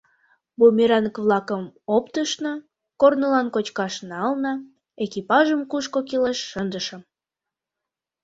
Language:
Mari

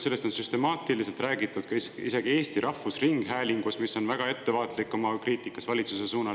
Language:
Estonian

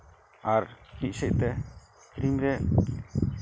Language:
Santali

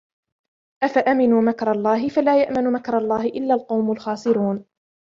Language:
Arabic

